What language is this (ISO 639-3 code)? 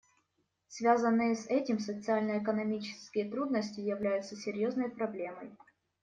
rus